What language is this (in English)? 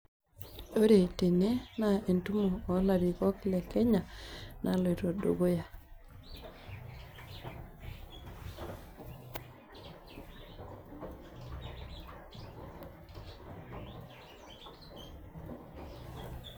Masai